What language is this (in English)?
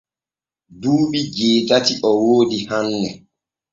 Borgu Fulfulde